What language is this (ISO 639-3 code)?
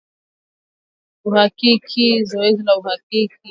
swa